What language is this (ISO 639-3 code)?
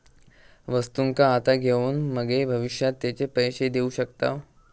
mar